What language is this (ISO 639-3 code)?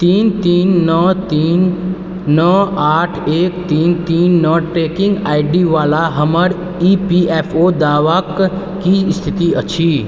mai